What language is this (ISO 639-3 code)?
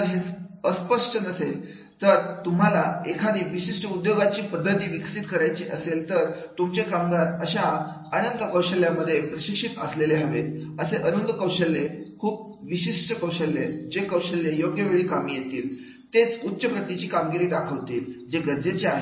mar